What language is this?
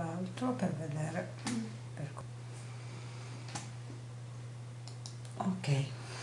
Italian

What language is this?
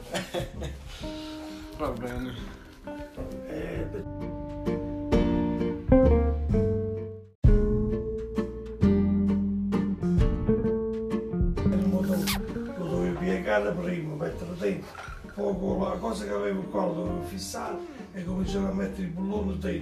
Italian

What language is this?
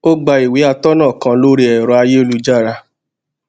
Yoruba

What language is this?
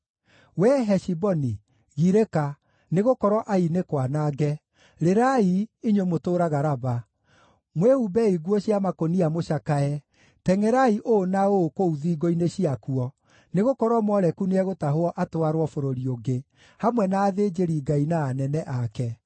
Kikuyu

